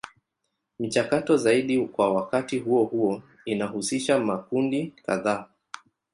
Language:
Swahili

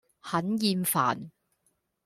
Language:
Cantonese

